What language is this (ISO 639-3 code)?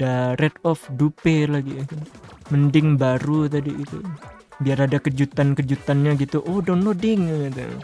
ind